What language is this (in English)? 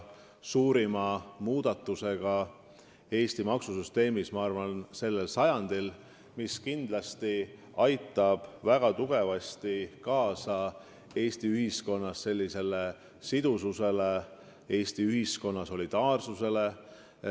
Estonian